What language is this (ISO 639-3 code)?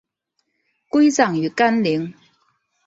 zho